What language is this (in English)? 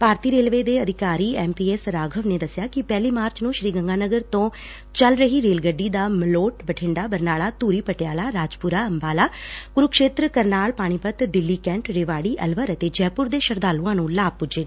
Punjabi